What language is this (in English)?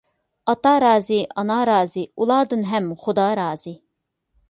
Uyghur